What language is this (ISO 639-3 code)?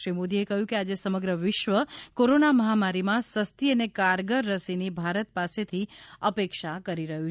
guj